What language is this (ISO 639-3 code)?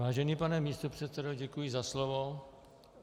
ces